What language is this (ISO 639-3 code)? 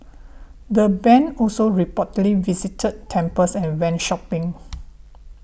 eng